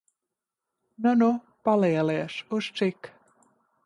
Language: Latvian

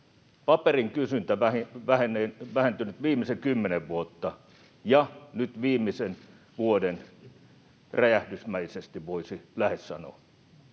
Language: Finnish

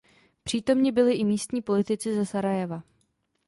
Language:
Czech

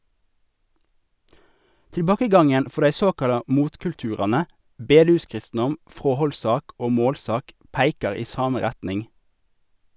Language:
Norwegian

